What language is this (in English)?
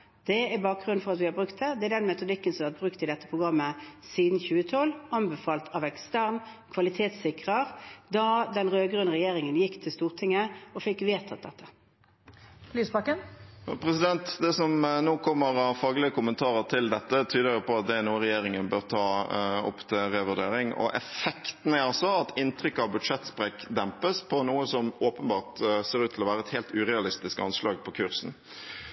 Norwegian